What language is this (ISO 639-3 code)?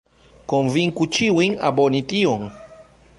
epo